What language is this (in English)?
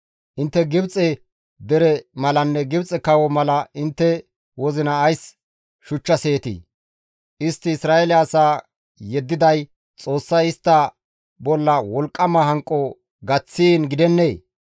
Gamo